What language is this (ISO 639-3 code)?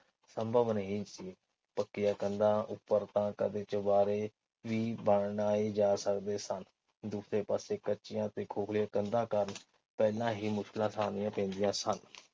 pan